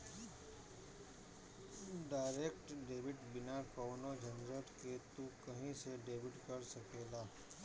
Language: Bhojpuri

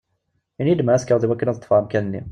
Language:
Kabyle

